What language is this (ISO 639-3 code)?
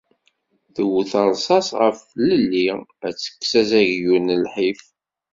kab